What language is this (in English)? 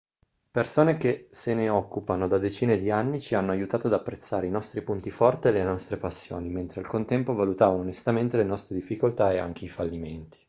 Italian